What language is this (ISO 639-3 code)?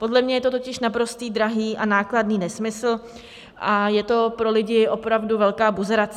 ces